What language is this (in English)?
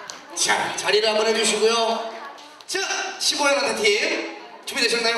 Korean